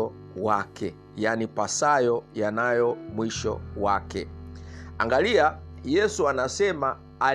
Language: Swahili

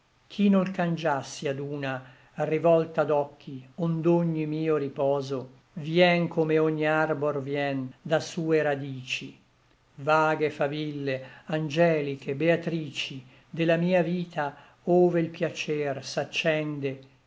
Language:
Italian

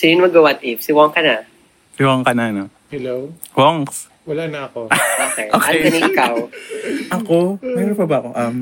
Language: Filipino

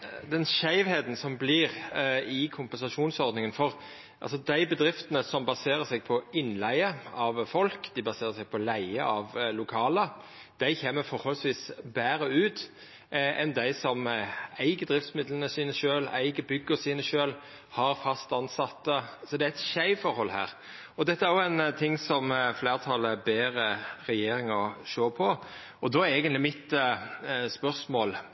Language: Norwegian Nynorsk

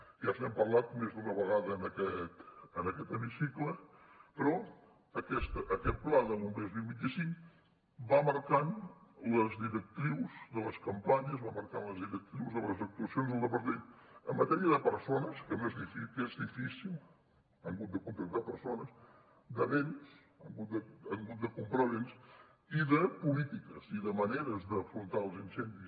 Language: Catalan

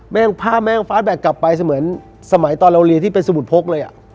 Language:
Thai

